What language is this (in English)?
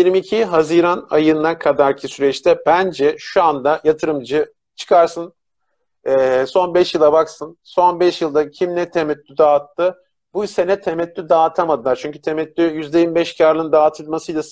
Turkish